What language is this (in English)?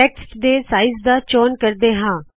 Punjabi